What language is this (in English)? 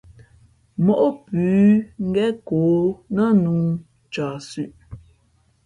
Fe'fe'